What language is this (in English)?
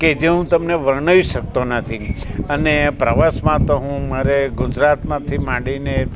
Gujarati